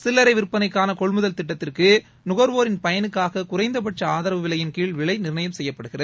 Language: Tamil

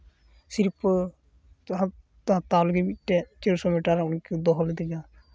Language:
Santali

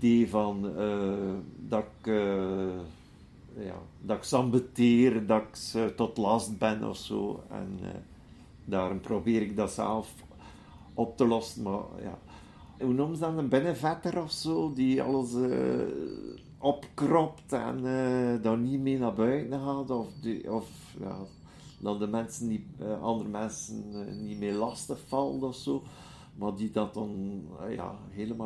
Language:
Dutch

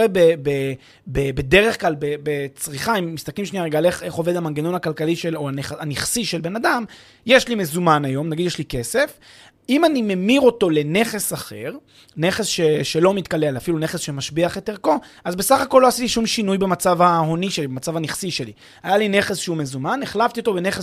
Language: Hebrew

